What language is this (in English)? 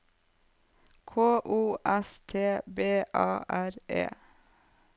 Norwegian